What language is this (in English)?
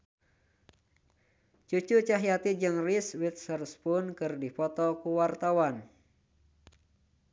Sundanese